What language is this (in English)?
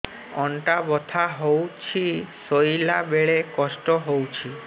Odia